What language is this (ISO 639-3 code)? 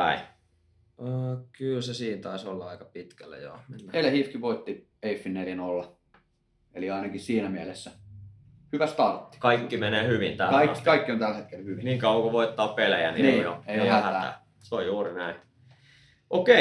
fin